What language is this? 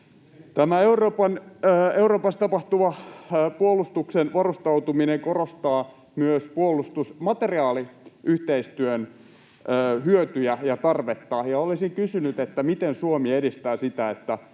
Finnish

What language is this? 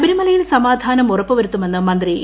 Malayalam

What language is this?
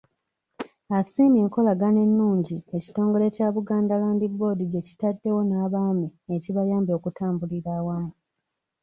Ganda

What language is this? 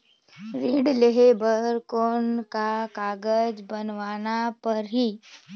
Chhattisgarhi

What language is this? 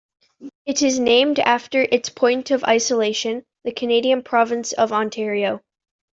English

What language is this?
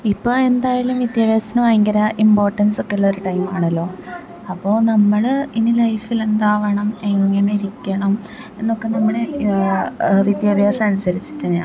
Malayalam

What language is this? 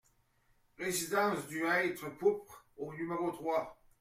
French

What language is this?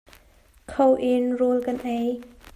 Hakha Chin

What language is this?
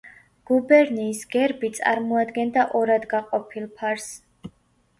Georgian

